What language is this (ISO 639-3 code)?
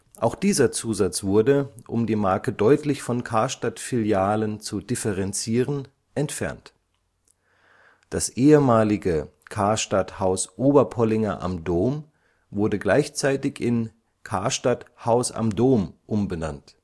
deu